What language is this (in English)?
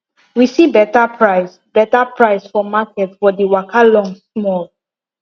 Nigerian Pidgin